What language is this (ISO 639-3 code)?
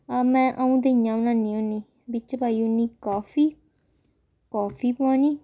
doi